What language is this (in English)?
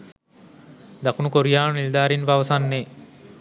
Sinhala